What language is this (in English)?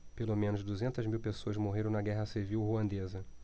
Portuguese